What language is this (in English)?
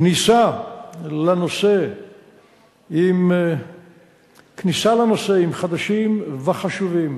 Hebrew